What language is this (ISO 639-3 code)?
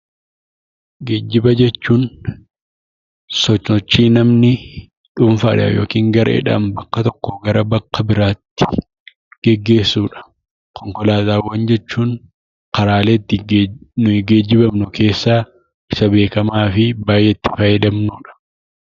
orm